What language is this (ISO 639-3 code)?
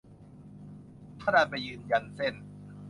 tha